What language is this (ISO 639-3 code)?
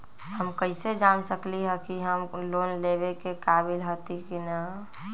mag